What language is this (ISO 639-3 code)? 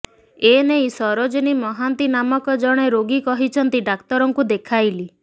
ori